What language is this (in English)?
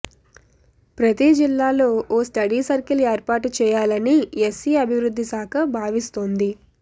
Telugu